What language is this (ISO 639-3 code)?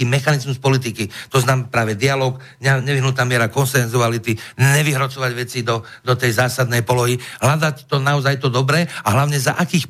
slk